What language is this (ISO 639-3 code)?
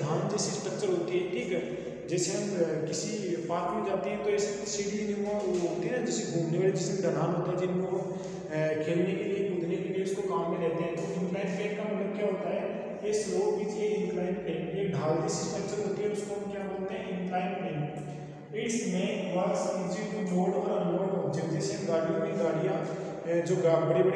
ron